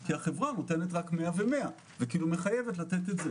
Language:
Hebrew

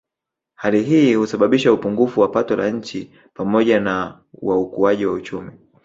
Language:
Swahili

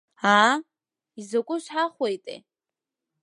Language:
Abkhazian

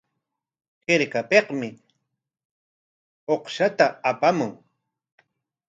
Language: Corongo Ancash Quechua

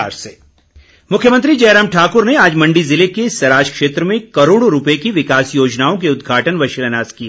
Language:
Hindi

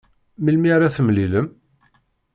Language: Kabyle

